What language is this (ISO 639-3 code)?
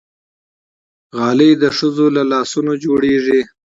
pus